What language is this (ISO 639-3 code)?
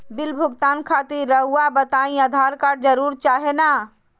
mag